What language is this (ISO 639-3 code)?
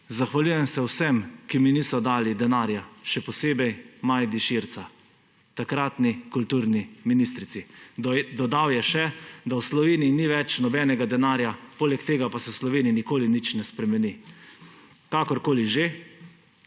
slv